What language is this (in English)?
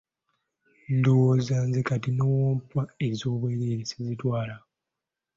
Ganda